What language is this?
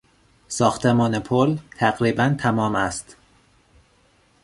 Persian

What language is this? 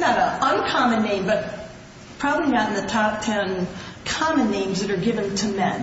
English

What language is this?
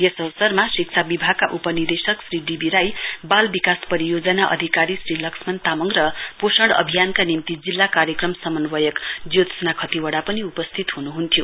Nepali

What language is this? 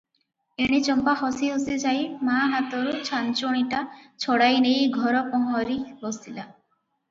Odia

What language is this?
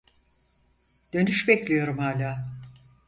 Turkish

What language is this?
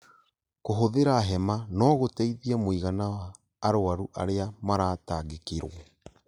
Kikuyu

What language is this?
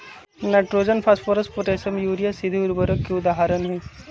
Magahi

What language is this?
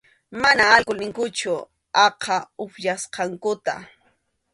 Arequipa-La Unión Quechua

